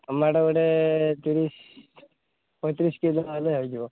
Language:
Odia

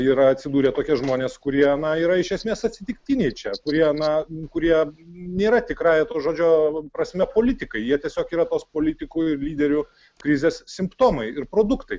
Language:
Lithuanian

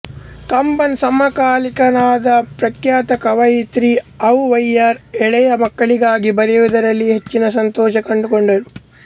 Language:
Kannada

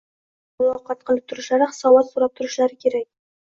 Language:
Uzbek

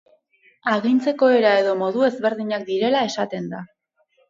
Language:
Basque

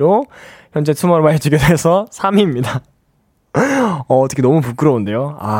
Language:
Korean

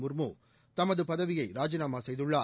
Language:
Tamil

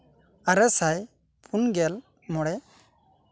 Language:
Santali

